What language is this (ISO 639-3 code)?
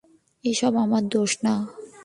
ben